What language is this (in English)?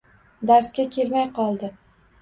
Uzbek